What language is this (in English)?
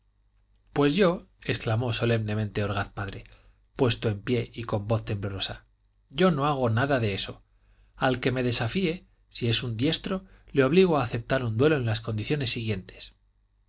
Spanish